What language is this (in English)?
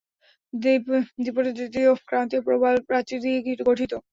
Bangla